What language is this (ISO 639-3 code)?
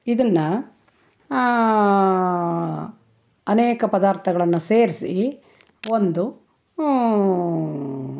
kan